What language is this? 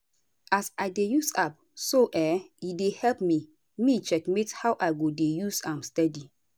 Nigerian Pidgin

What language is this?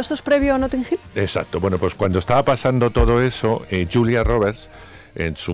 Spanish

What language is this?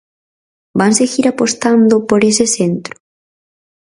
Galician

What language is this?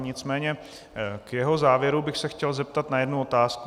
Czech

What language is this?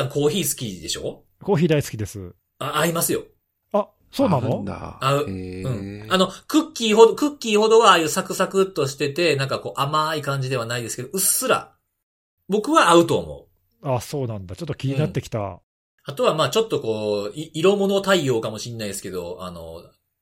Japanese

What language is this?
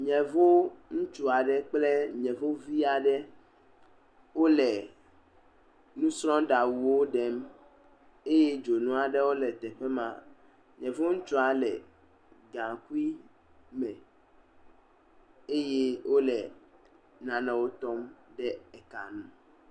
Ewe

